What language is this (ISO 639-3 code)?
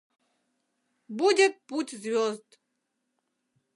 chm